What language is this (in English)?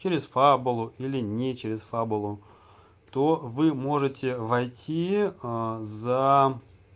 Russian